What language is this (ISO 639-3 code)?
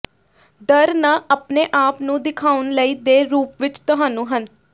pan